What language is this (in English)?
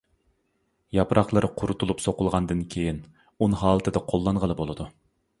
Uyghur